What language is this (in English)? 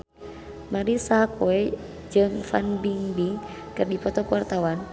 Sundanese